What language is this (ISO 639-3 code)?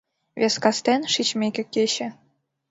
chm